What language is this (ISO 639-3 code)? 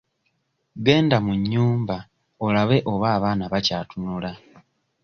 lug